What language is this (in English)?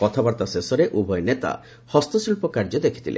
Odia